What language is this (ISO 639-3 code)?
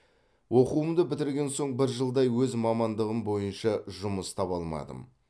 kaz